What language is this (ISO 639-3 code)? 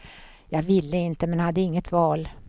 swe